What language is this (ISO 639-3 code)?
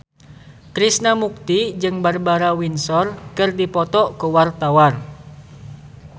sun